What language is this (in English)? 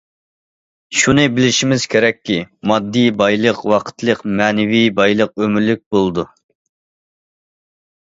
Uyghur